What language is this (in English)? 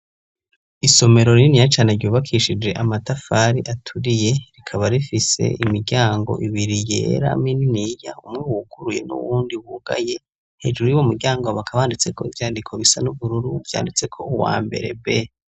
Rundi